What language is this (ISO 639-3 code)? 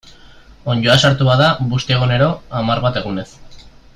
eus